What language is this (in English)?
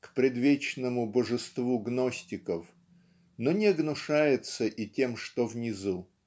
Russian